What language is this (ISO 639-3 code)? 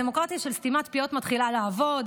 heb